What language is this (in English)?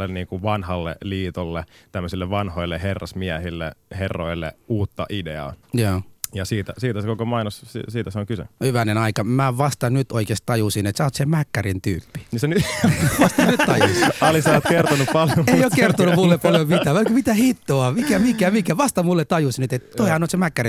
Finnish